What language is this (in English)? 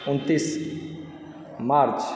Maithili